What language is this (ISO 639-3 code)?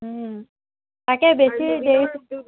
asm